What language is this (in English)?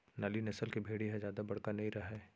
Chhattisgarhi